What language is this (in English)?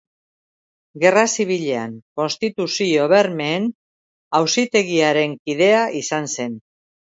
Basque